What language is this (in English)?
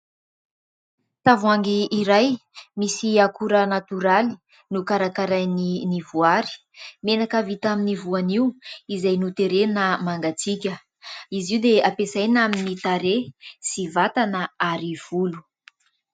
Malagasy